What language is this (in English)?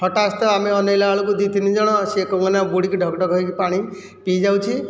Odia